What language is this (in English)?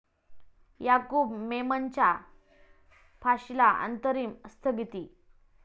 Marathi